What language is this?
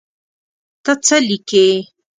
Pashto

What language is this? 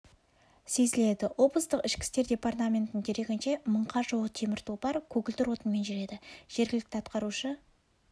Kazakh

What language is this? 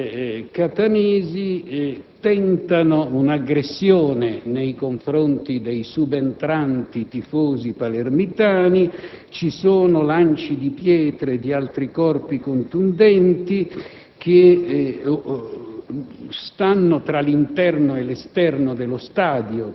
Italian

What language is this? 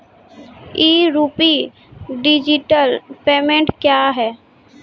Maithili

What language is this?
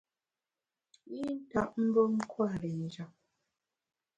Bamun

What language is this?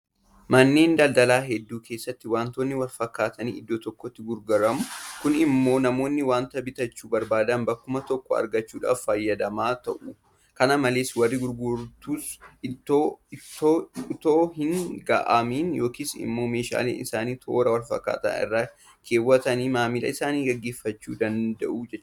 Oromo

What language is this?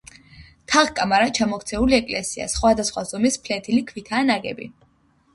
Georgian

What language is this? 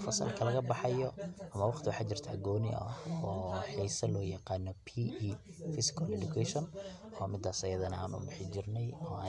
Somali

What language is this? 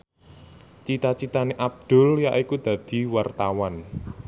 Javanese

